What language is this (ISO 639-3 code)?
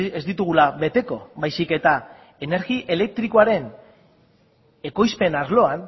eus